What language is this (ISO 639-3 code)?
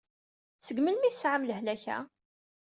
kab